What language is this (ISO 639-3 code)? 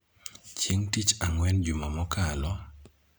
luo